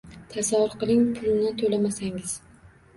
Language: Uzbek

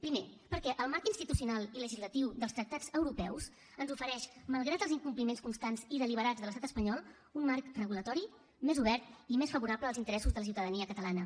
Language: Catalan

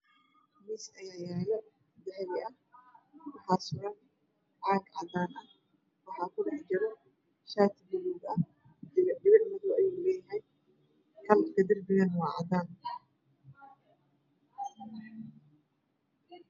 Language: Somali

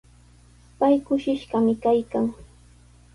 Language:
Sihuas Ancash Quechua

